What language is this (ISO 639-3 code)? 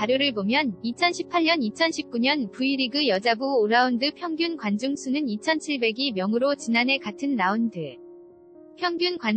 kor